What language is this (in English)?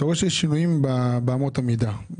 Hebrew